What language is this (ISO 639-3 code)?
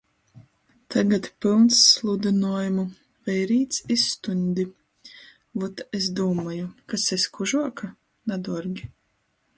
ltg